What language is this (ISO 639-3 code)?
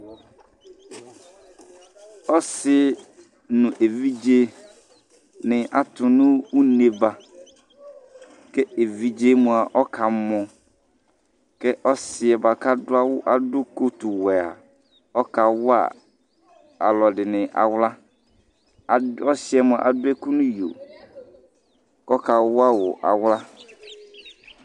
kpo